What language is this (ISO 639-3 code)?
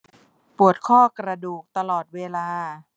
tha